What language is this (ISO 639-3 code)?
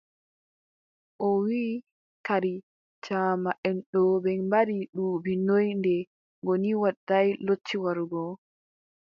fub